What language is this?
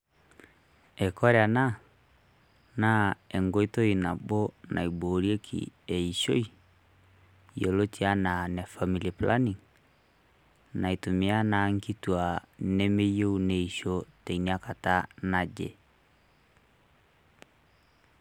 Masai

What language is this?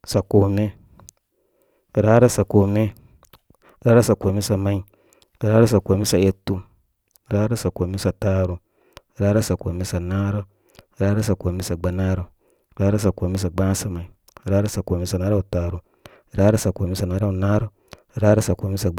Koma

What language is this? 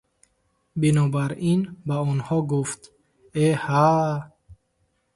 Tajik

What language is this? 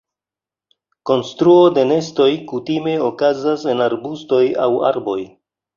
Esperanto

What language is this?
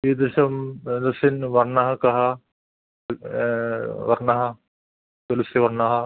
Sanskrit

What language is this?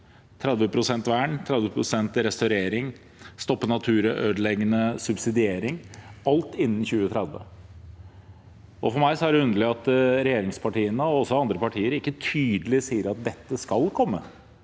Norwegian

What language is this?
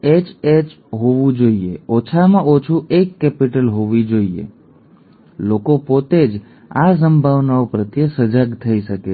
Gujarati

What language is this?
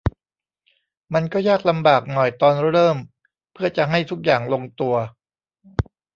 Thai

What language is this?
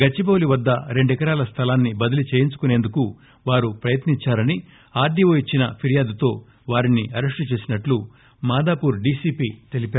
Telugu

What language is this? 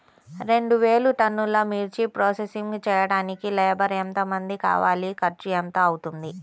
Telugu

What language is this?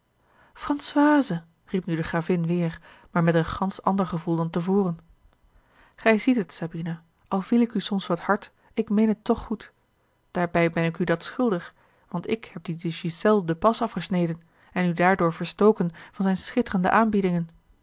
Dutch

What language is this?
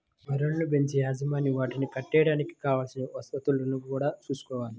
Telugu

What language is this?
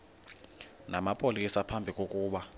Xhosa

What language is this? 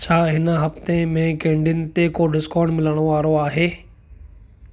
Sindhi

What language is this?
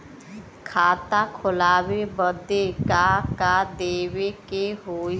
Bhojpuri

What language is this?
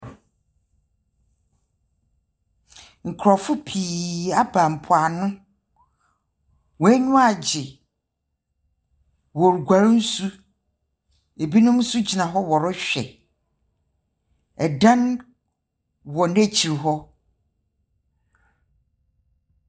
Akan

